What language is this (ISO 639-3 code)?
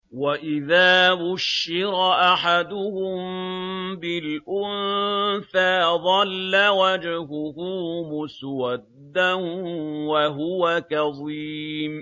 ara